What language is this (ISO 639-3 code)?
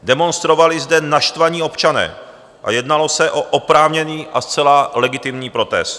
ces